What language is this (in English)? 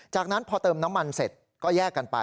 Thai